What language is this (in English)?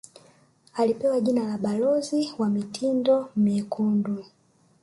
Swahili